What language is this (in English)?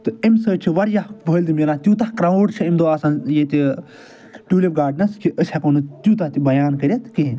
Kashmiri